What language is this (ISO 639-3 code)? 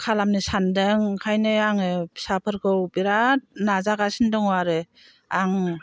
brx